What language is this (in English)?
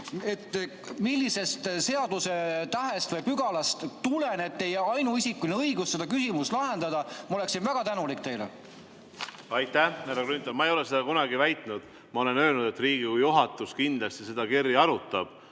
Estonian